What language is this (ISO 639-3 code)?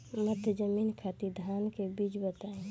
bho